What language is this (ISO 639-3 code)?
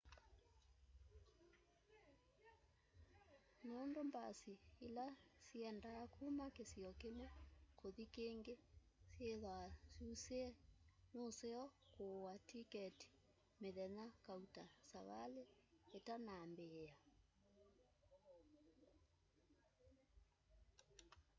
kam